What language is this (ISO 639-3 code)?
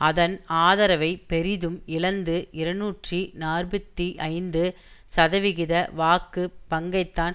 tam